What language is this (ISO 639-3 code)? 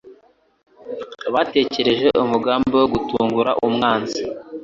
kin